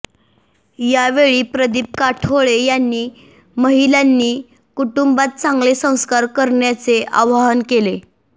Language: Marathi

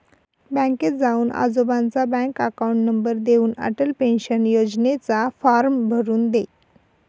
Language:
Marathi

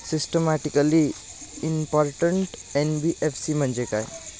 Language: Marathi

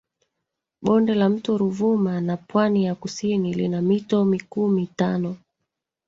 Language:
Swahili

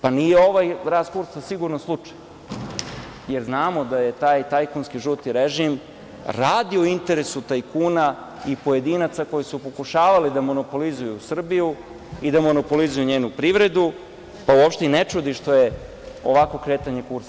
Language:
Serbian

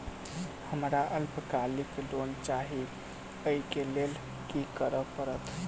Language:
Maithili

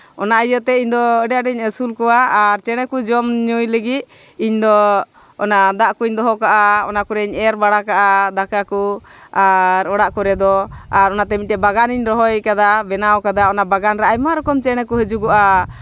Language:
Santali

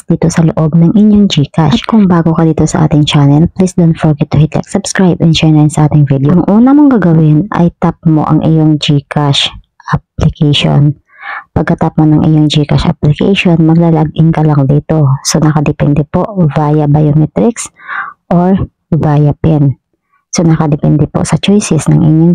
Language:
Filipino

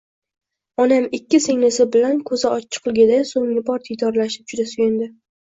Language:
Uzbek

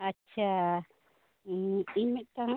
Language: Santali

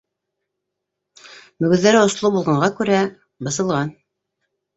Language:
Bashkir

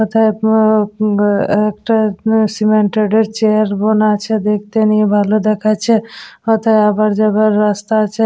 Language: Bangla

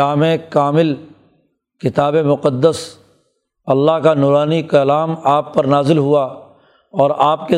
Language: Urdu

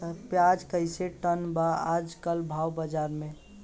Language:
Bhojpuri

